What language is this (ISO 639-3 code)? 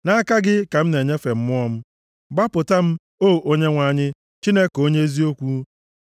ibo